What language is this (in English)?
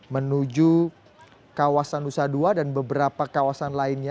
Indonesian